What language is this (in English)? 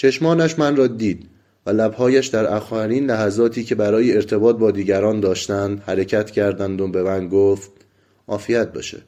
Persian